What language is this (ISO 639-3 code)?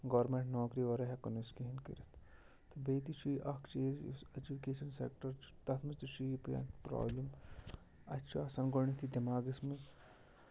kas